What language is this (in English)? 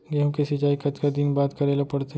Chhattisgarhi